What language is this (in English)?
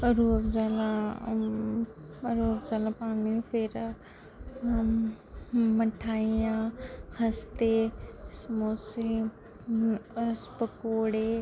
Dogri